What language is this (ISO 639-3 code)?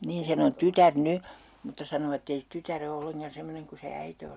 fin